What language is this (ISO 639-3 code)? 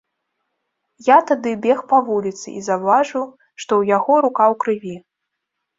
bel